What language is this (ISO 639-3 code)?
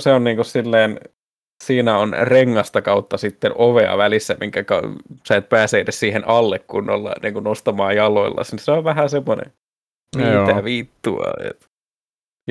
fin